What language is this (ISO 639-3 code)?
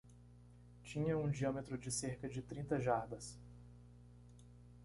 por